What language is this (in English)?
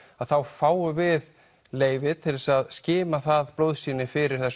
Icelandic